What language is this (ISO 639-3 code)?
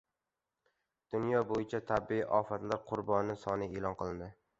uzb